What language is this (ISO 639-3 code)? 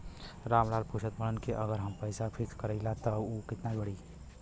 bho